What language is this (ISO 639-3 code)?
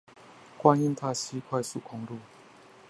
zho